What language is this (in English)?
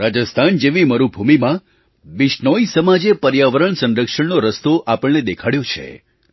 Gujarati